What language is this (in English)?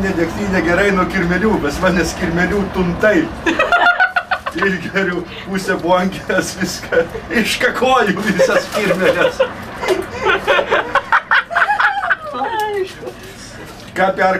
Russian